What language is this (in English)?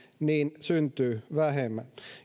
Finnish